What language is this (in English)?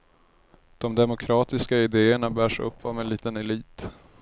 Swedish